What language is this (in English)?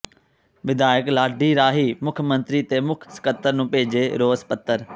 Punjabi